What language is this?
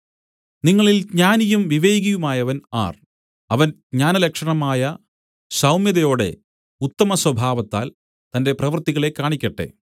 Malayalam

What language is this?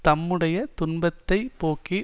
Tamil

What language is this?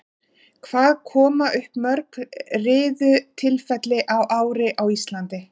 Icelandic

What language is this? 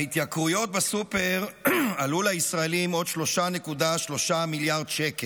Hebrew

